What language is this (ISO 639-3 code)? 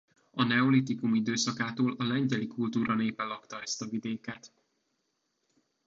hun